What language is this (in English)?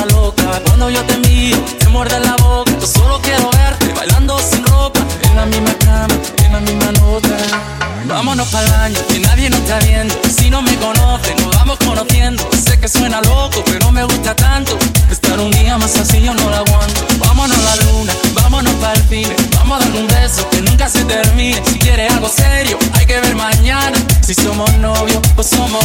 Slovak